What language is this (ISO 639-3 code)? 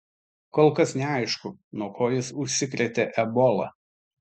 lit